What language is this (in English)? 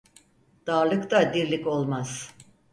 Turkish